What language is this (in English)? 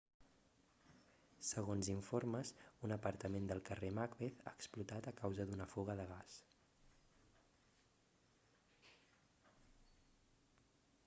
Catalan